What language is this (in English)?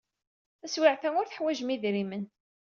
Kabyle